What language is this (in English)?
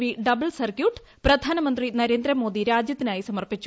Malayalam